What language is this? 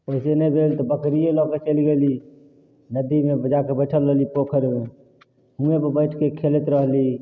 Maithili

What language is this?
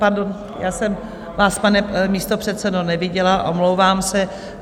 Czech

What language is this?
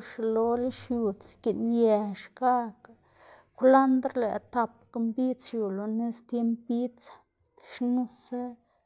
Xanaguía Zapotec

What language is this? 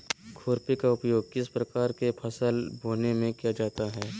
Magahi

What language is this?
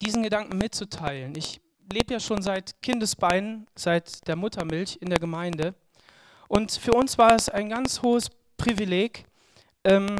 German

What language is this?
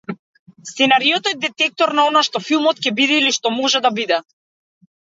Macedonian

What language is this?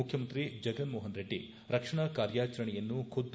Kannada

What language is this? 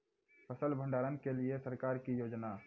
Maithili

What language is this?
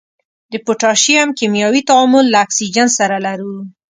Pashto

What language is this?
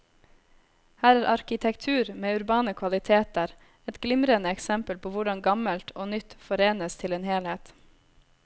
Norwegian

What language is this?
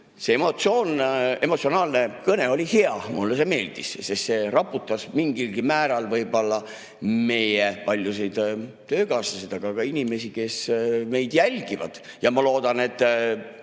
Estonian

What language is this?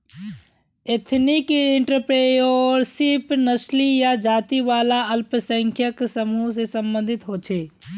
Magahi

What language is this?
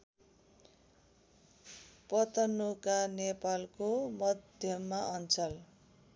Nepali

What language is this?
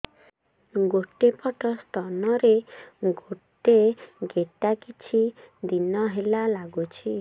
Odia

